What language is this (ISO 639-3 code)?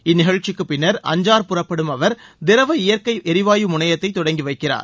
tam